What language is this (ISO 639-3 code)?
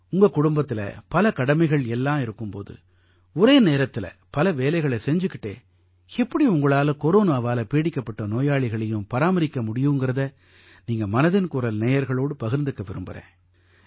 tam